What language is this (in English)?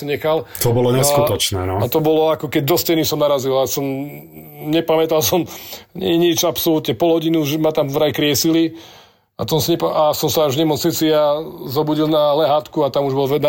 Slovak